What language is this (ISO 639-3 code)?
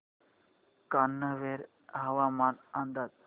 mar